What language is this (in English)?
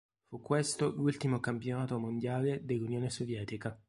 Italian